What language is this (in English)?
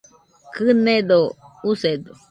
Nüpode Huitoto